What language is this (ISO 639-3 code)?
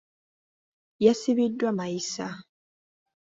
lug